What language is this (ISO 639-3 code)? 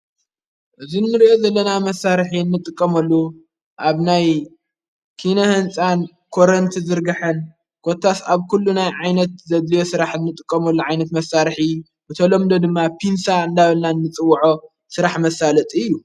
tir